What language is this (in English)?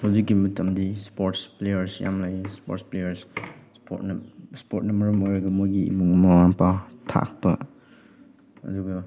Manipuri